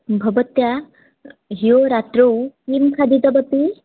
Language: Sanskrit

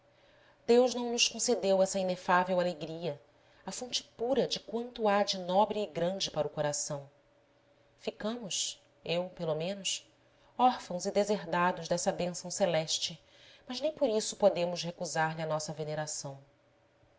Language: Portuguese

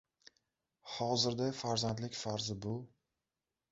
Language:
Uzbek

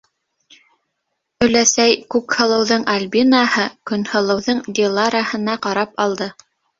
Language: Bashkir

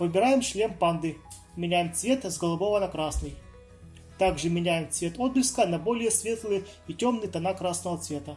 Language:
Russian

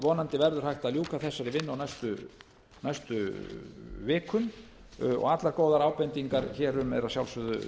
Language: Icelandic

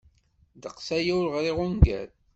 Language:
Kabyle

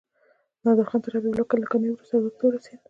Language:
Pashto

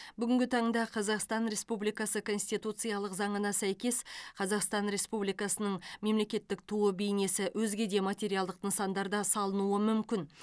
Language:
Kazakh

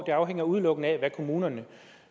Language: Danish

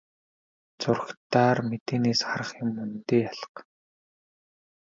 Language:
Mongolian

